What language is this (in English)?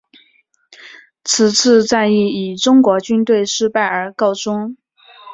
Chinese